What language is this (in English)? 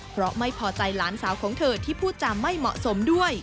Thai